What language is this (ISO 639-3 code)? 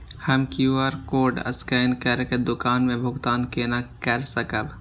mai